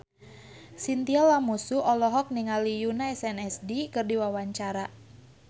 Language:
Sundanese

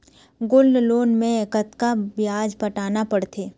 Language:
Chhattisgarhi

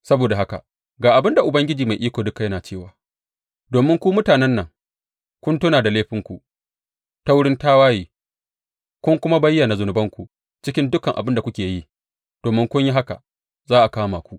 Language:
Hausa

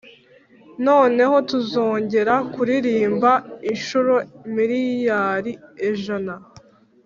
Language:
Kinyarwanda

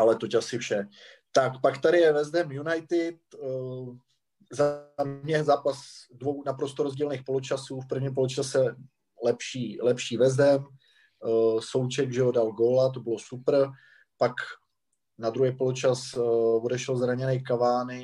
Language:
Czech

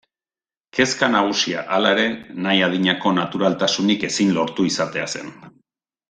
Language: Basque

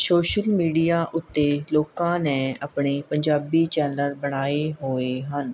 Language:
Punjabi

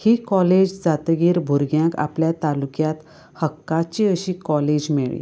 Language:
Konkani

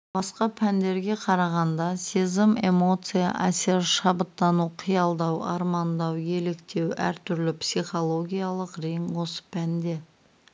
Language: Kazakh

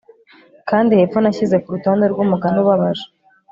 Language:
Kinyarwanda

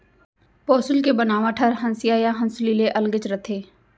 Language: Chhattisgarhi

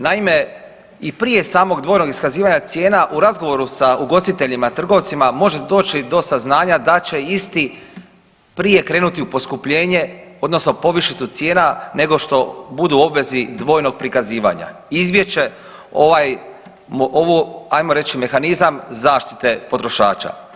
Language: Croatian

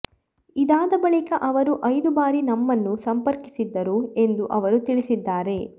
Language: Kannada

